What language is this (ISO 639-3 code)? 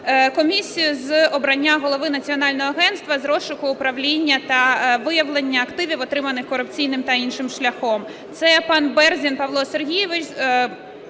ukr